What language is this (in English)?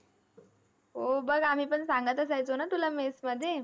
Marathi